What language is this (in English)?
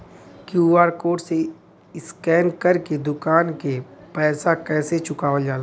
Bhojpuri